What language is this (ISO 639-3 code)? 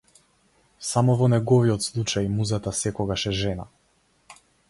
mkd